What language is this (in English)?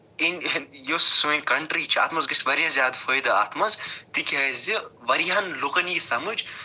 Kashmiri